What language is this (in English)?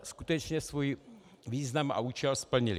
Czech